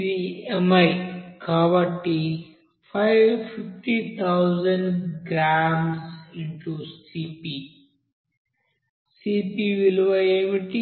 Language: Telugu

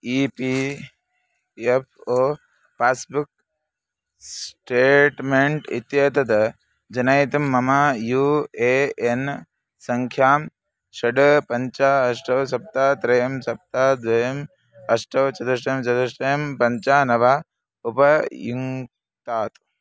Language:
Sanskrit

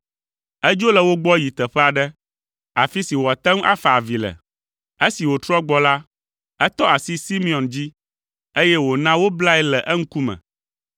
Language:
Ewe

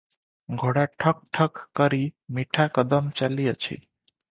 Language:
Odia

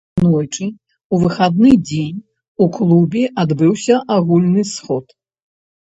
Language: Belarusian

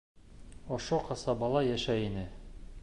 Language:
Bashkir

